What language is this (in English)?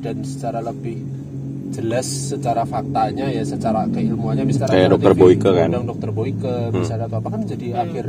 Indonesian